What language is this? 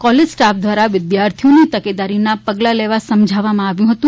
Gujarati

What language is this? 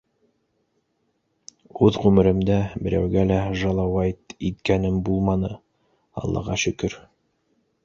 Bashkir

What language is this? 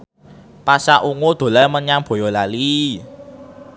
Javanese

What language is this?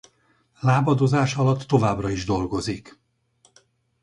Hungarian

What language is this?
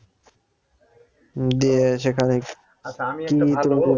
Bangla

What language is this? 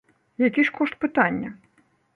Belarusian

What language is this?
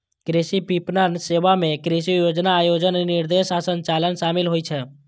Maithili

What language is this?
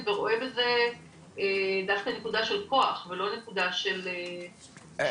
Hebrew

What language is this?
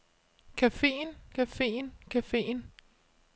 Danish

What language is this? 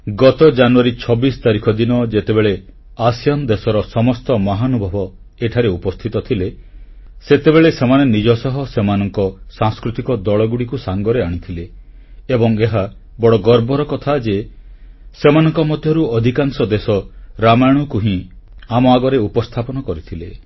Odia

